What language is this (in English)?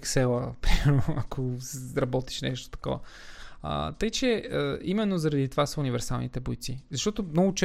Bulgarian